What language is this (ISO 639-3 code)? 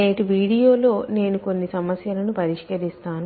tel